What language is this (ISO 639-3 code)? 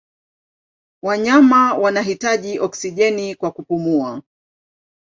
swa